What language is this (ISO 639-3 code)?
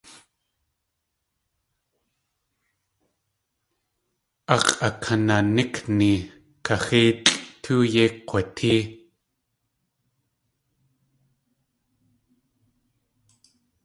tli